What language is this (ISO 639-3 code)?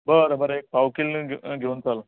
kok